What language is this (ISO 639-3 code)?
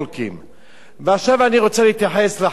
heb